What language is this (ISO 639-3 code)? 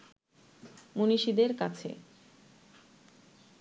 ben